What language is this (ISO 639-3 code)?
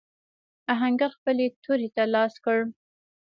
pus